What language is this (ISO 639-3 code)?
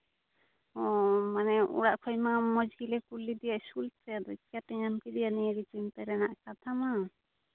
sat